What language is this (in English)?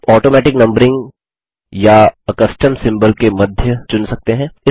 Hindi